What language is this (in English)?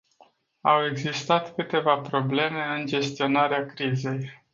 Romanian